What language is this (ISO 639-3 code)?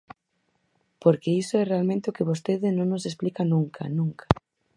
glg